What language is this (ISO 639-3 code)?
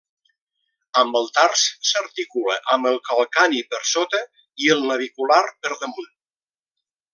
cat